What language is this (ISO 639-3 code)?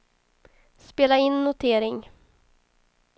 swe